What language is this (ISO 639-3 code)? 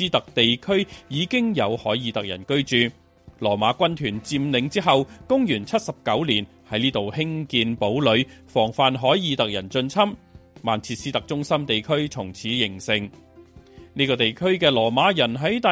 zho